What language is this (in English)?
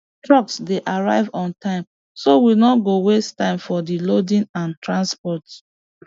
Nigerian Pidgin